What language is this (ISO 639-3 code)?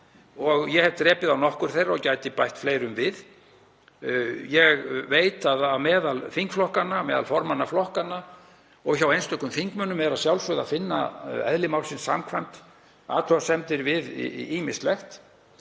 isl